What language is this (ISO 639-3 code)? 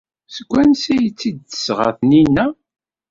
kab